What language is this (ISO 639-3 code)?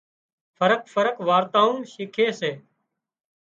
kxp